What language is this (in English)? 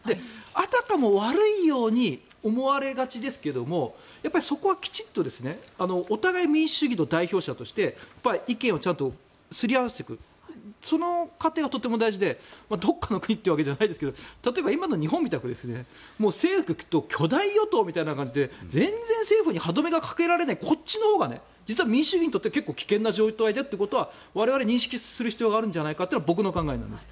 Japanese